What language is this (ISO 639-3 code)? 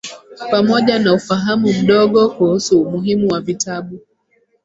swa